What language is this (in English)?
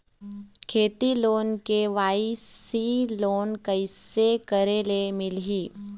Chhattisgarhi